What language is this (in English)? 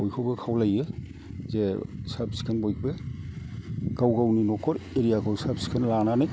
Bodo